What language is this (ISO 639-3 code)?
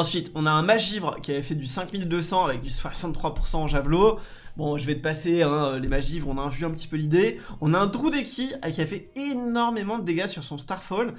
fra